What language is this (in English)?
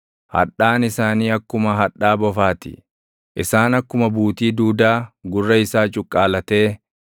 Oromo